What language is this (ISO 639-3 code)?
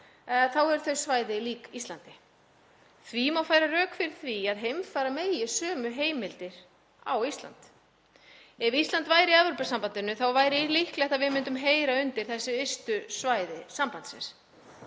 isl